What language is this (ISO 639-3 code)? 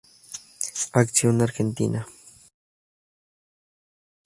spa